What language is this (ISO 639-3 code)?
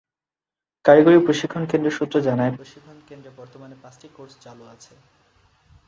ben